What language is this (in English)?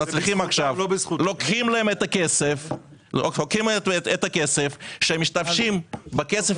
Hebrew